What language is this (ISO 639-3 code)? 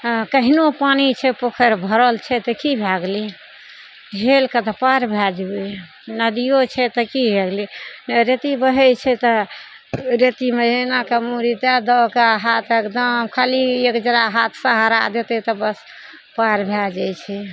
mai